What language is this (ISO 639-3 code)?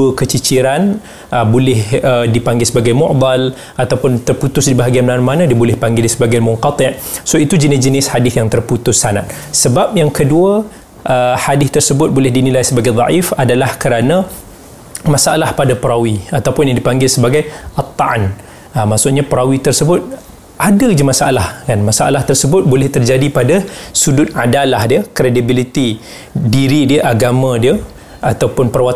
msa